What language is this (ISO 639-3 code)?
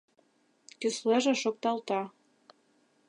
chm